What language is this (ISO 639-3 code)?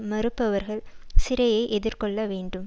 tam